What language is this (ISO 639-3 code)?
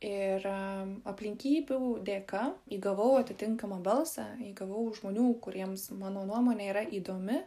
lit